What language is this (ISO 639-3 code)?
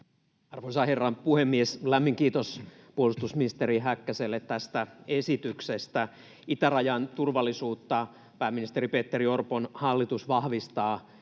fin